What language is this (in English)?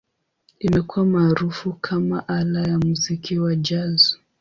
Swahili